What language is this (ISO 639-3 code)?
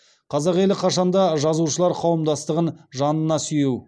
kaz